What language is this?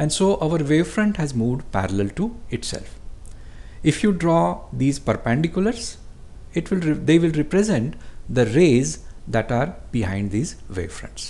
English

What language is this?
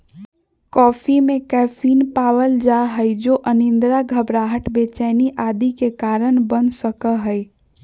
Magahi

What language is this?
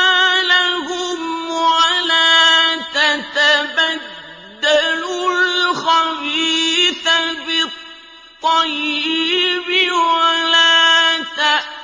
Arabic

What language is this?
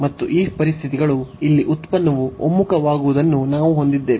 Kannada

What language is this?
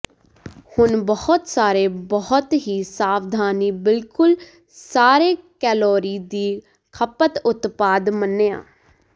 Punjabi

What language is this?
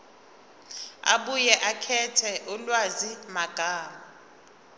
Zulu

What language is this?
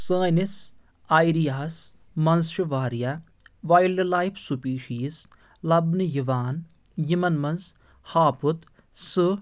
Kashmiri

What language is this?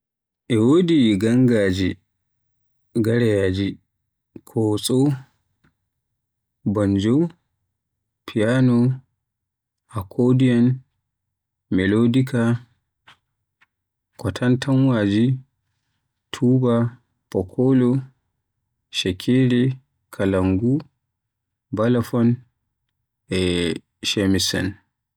Western Niger Fulfulde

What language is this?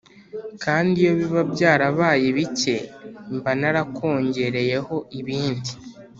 Kinyarwanda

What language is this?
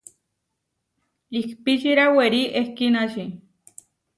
Huarijio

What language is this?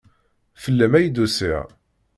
Kabyle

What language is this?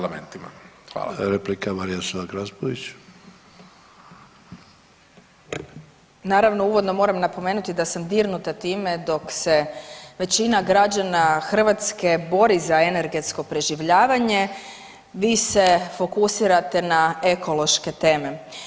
Croatian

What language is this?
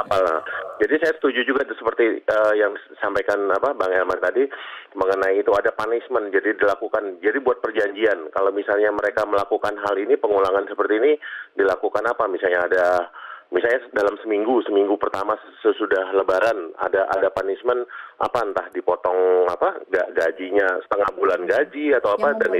Indonesian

